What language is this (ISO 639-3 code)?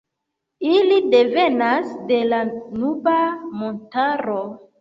epo